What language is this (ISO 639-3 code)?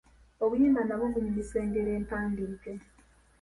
lug